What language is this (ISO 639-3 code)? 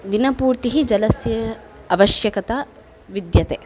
san